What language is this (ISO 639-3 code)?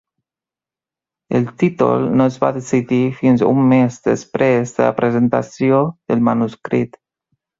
cat